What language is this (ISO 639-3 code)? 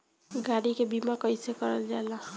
bho